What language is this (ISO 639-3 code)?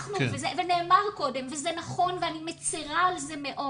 heb